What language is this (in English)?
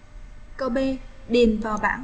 Vietnamese